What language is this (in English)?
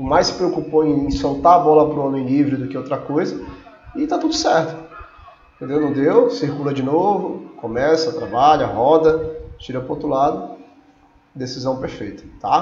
Portuguese